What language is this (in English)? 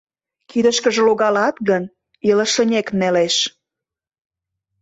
Mari